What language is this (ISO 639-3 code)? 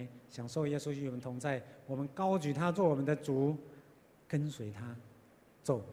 zho